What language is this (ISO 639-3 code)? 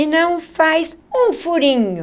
por